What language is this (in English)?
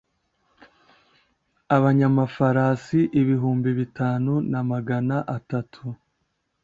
Kinyarwanda